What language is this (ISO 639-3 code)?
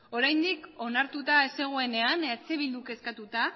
eus